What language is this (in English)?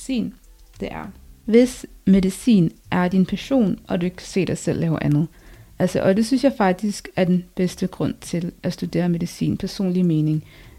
Danish